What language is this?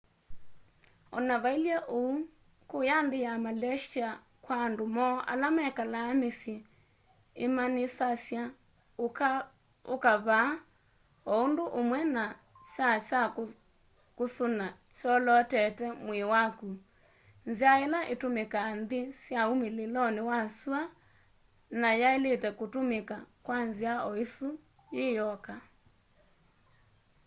Kamba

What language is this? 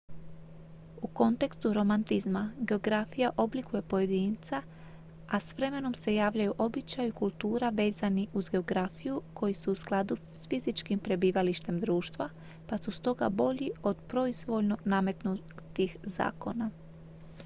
Croatian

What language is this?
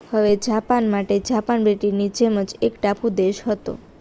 Gujarati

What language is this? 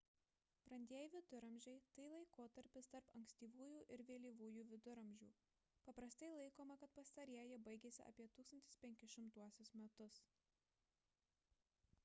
Lithuanian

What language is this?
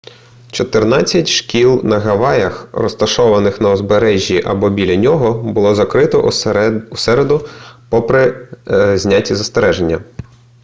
Ukrainian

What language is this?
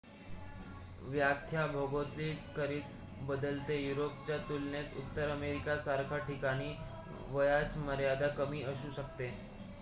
Marathi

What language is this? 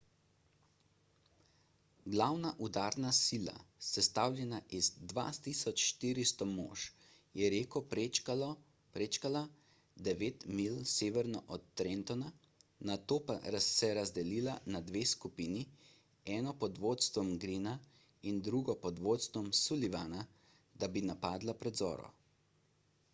Slovenian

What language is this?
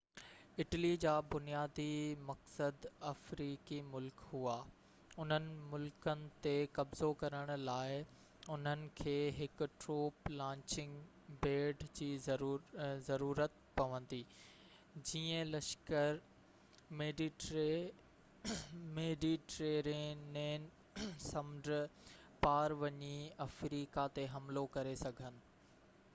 Sindhi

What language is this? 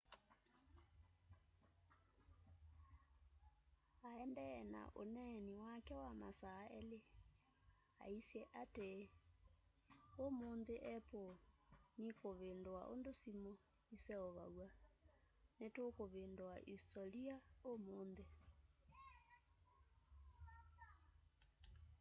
Kamba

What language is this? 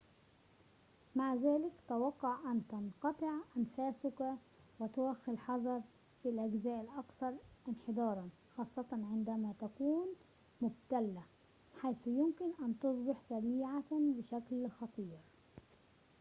Arabic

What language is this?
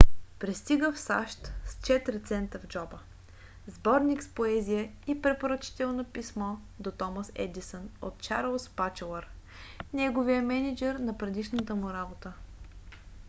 Bulgarian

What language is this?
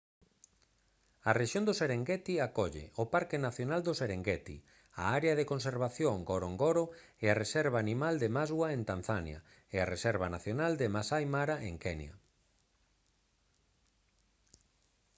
Galician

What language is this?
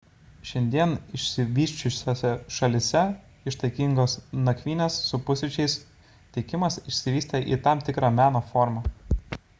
Lithuanian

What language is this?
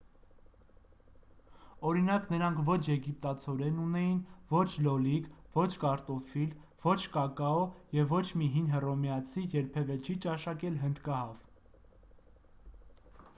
Armenian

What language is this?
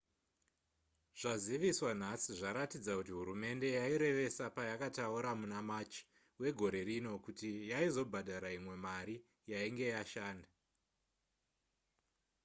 Shona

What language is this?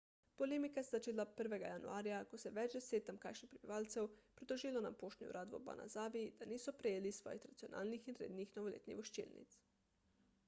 Slovenian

